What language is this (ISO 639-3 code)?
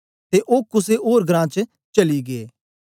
doi